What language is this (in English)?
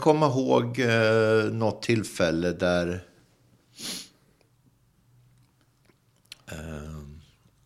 Swedish